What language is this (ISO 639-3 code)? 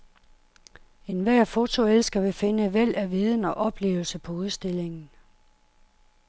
dan